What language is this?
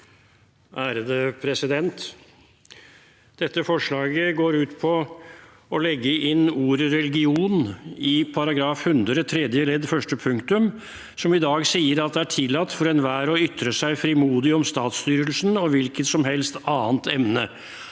Norwegian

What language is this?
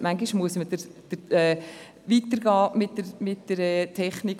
Swiss German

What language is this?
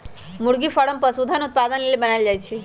Magahi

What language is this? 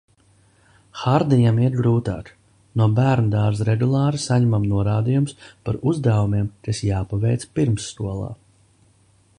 Latvian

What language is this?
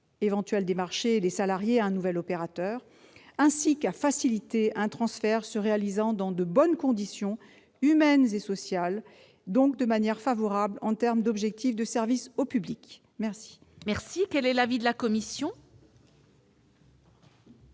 French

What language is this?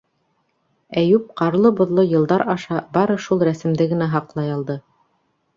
Bashkir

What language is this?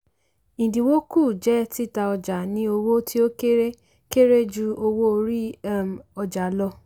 Yoruba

